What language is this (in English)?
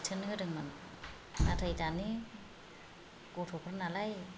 Bodo